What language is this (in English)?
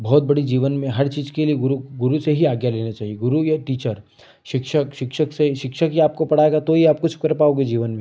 Hindi